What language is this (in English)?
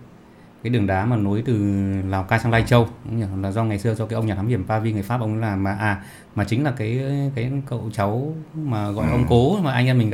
Vietnamese